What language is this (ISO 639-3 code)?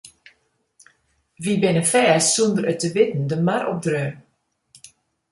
fry